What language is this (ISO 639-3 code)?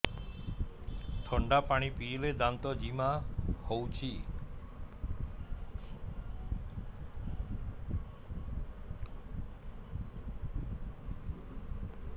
ori